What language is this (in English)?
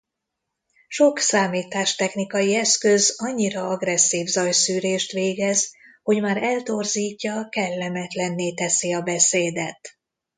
Hungarian